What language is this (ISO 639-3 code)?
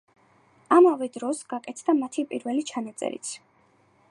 kat